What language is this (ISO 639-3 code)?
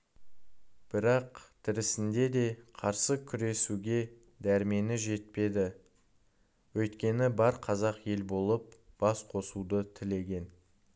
kaz